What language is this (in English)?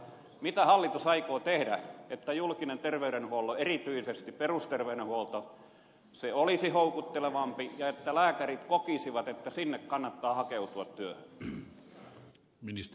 Finnish